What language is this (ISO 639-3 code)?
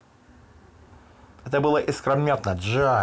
rus